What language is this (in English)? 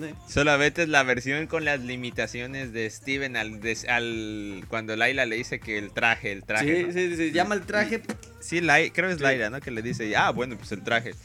Spanish